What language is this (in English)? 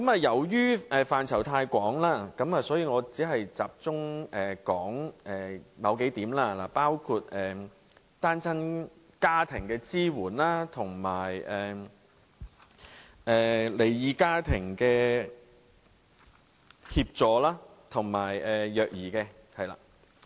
Cantonese